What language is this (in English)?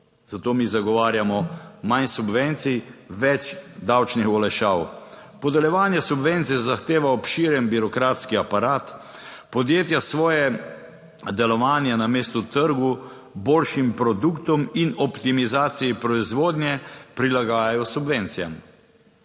Slovenian